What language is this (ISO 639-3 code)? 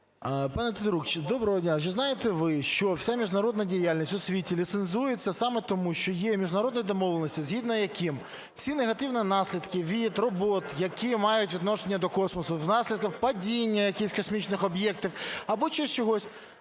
ukr